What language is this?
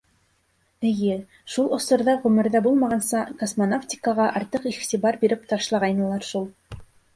Bashkir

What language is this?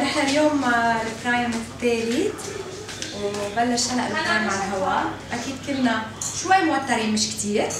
Arabic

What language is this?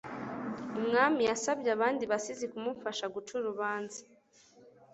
Kinyarwanda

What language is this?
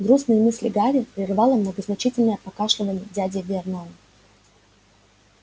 Russian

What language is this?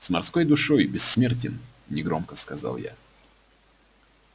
Russian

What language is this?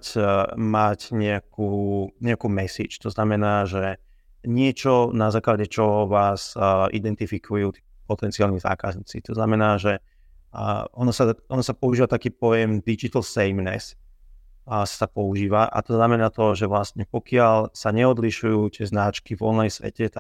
Slovak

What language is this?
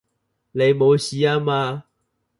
Cantonese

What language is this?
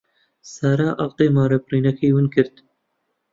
Central Kurdish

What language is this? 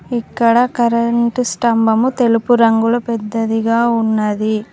Telugu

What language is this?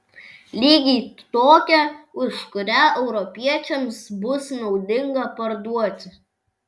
Lithuanian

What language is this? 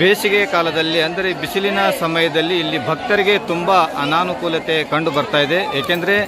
Kannada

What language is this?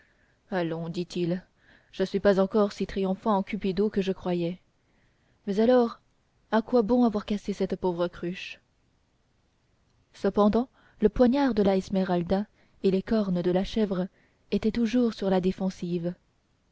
French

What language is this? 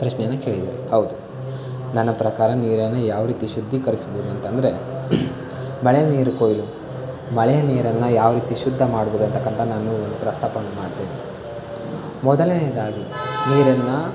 Kannada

